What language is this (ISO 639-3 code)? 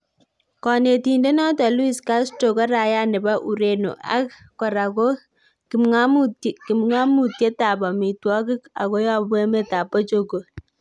kln